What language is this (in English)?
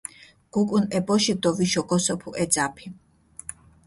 Mingrelian